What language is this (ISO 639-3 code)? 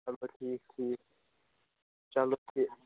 kas